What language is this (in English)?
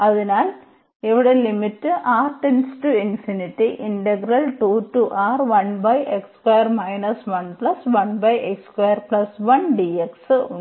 Malayalam